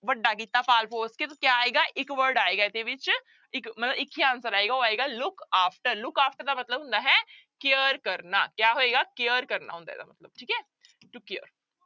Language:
Punjabi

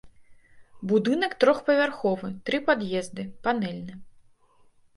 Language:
Belarusian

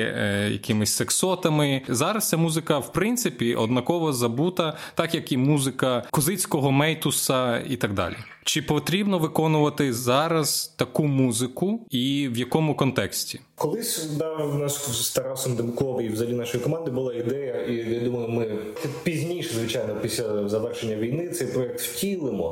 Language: Ukrainian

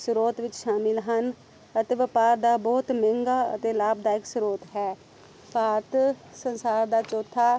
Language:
Punjabi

